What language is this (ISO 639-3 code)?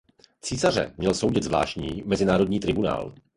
ces